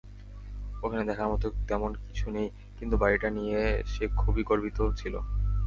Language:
Bangla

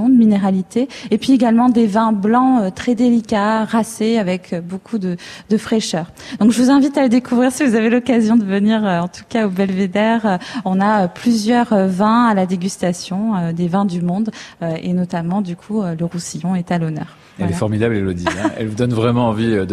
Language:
French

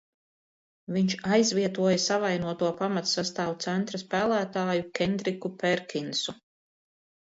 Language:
Latvian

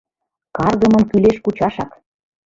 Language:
Mari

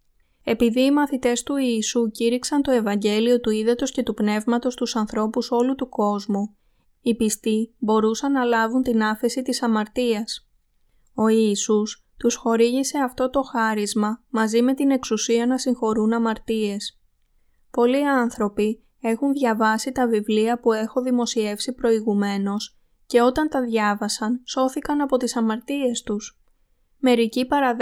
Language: Greek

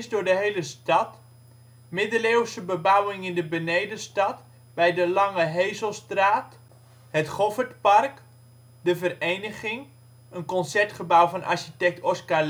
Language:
Dutch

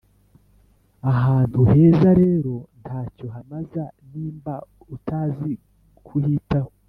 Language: Kinyarwanda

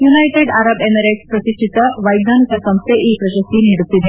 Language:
Kannada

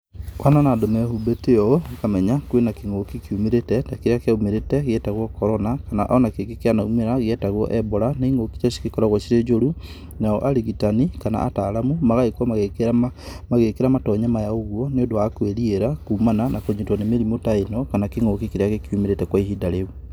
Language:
Kikuyu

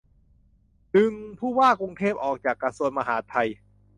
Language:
Thai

